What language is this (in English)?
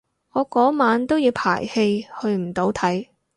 Cantonese